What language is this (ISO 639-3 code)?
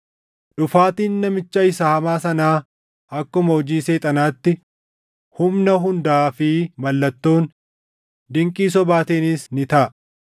orm